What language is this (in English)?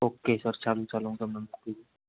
Gujarati